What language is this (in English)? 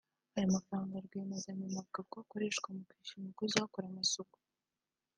Kinyarwanda